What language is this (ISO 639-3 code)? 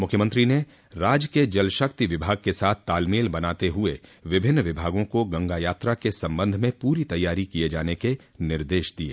hin